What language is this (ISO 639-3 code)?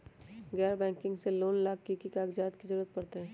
mag